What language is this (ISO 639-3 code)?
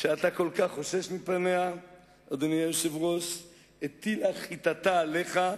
heb